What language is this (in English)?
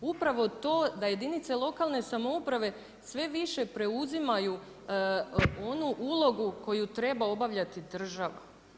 Croatian